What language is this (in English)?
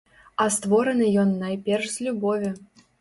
Belarusian